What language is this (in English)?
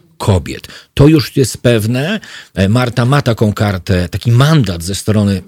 Polish